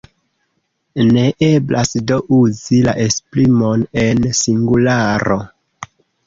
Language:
Esperanto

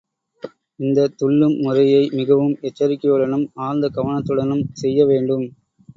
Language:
Tamil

